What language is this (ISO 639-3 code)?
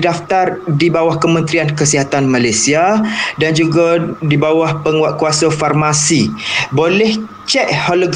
msa